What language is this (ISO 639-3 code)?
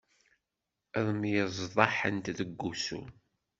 kab